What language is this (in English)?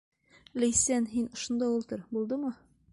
Bashkir